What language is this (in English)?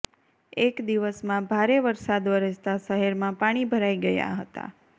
Gujarati